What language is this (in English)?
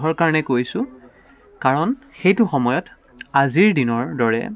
Assamese